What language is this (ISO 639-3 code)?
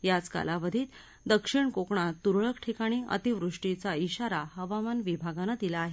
mar